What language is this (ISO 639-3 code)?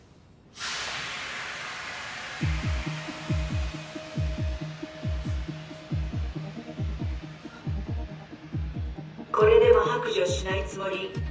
jpn